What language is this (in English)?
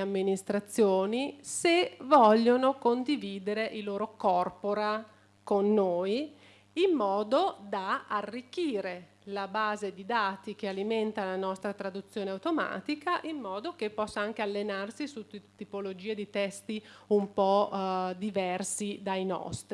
Italian